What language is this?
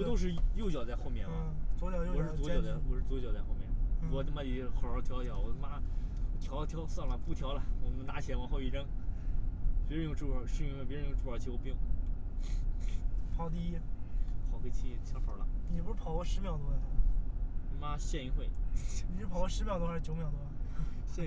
Chinese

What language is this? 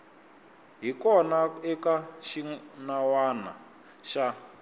Tsonga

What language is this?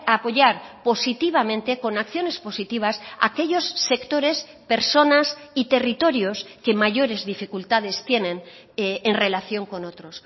Spanish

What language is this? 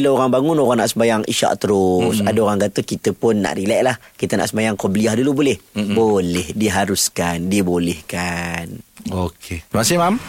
Malay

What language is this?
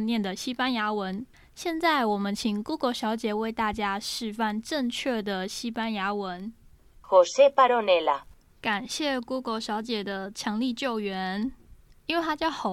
Chinese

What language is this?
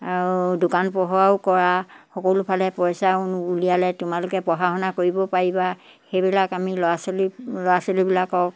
Assamese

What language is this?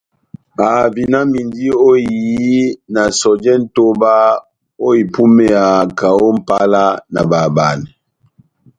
Batanga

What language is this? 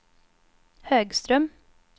Swedish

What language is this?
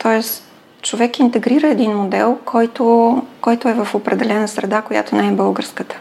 Bulgarian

